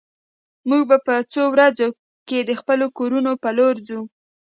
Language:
Pashto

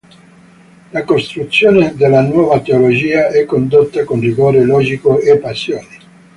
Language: Italian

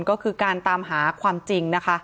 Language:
Thai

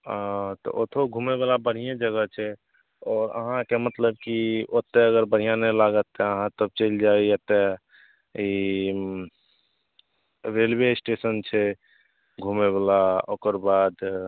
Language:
Maithili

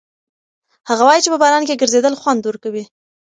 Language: Pashto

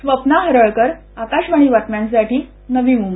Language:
Marathi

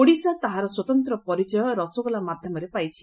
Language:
Odia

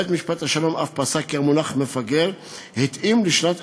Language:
Hebrew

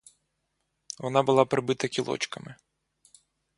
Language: Ukrainian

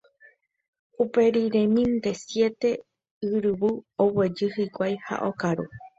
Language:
Guarani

